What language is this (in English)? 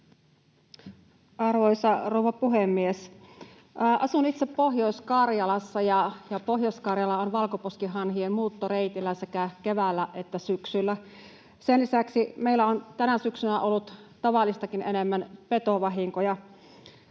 Finnish